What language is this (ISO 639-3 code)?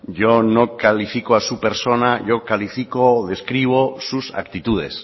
spa